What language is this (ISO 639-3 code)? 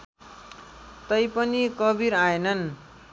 nep